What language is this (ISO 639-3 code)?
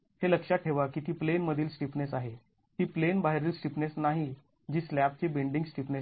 mar